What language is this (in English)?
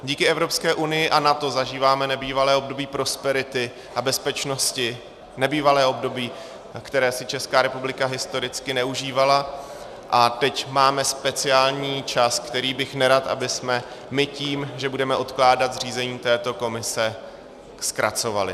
Czech